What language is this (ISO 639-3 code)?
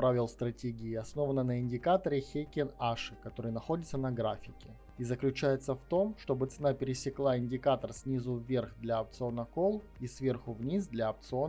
rus